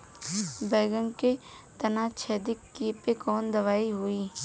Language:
Bhojpuri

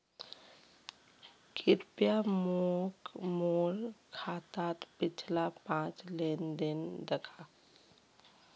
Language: Magahi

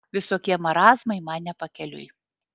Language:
Lithuanian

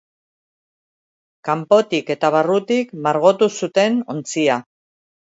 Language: Basque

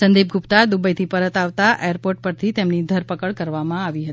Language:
Gujarati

